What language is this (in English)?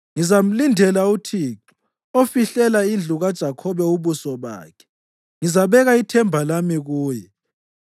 North Ndebele